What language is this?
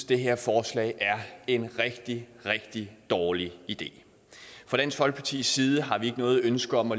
Danish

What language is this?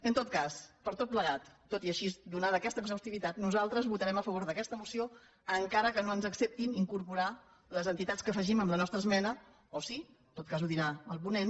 Catalan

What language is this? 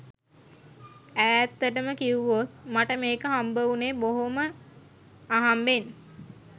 Sinhala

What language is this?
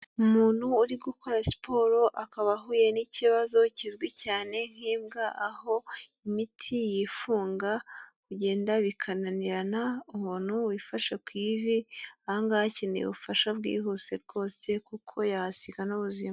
Kinyarwanda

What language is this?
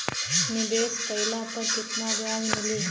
Bhojpuri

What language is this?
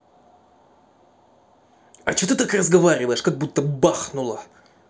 Russian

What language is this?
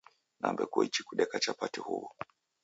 Taita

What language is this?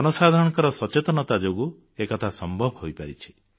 Odia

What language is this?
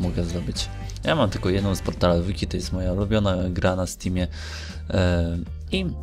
Polish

